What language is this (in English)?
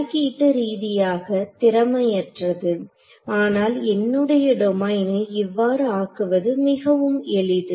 Tamil